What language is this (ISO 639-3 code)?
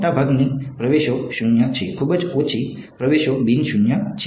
guj